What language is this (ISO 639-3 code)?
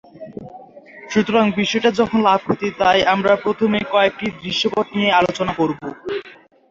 ben